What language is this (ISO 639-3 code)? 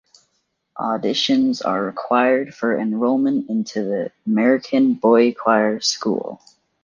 eng